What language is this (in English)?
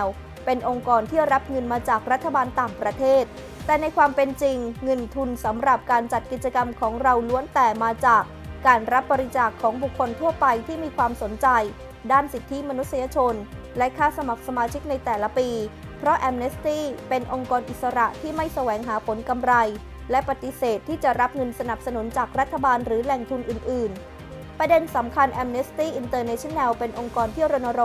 Thai